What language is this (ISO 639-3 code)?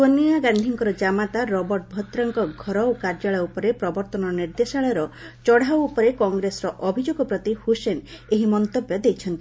ori